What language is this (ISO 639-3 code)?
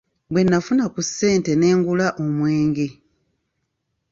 lug